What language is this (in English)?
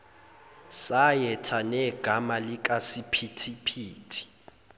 Zulu